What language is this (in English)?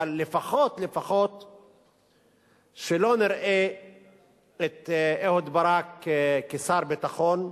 Hebrew